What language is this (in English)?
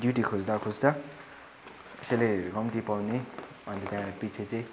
Nepali